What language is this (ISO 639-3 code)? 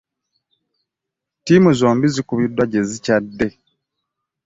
lug